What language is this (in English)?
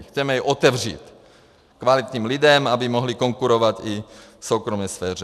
Czech